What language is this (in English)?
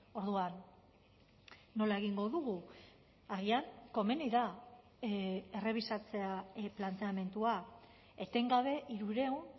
Basque